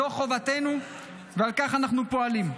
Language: Hebrew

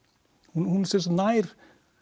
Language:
Icelandic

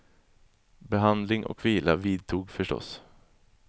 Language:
Swedish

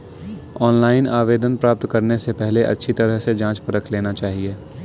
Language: Hindi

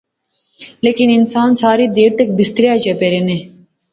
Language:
Pahari-Potwari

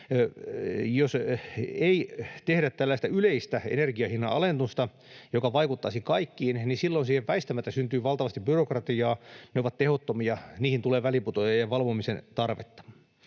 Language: Finnish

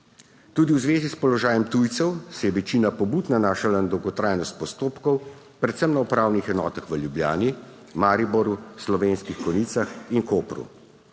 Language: Slovenian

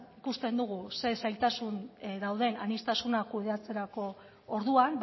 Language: Basque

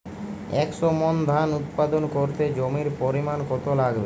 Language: Bangla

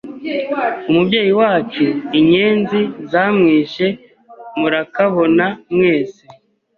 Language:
Kinyarwanda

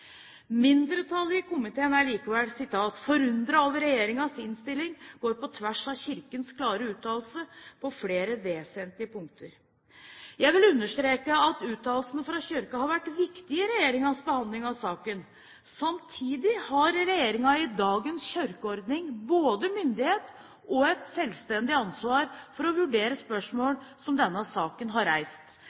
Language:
Norwegian Bokmål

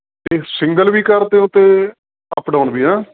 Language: Punjabi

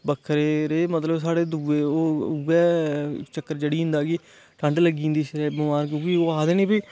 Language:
Dogri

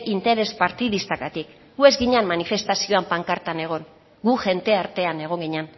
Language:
Basque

